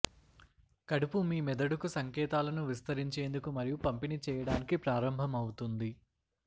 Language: Telugu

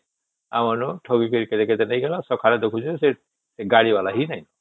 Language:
Odia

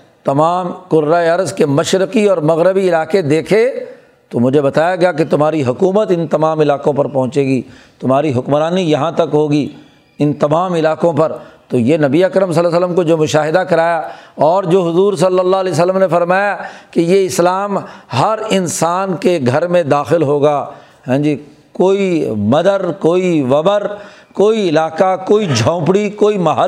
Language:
Urdu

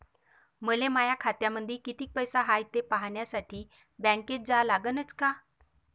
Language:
Marathi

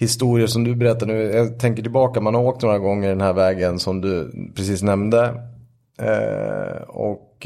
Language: Swedish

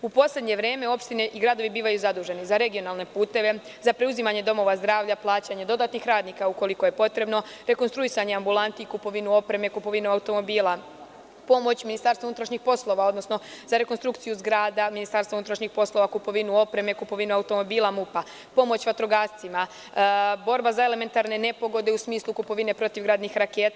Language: Serbian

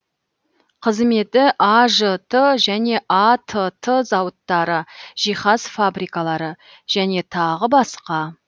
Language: Kazakh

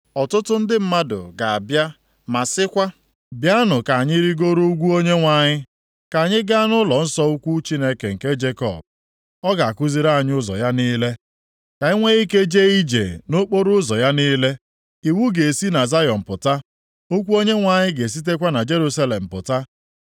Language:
Igbo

